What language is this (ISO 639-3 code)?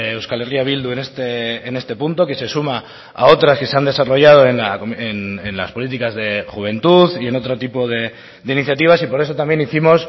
spa